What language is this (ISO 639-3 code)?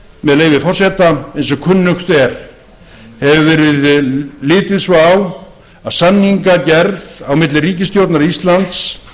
isl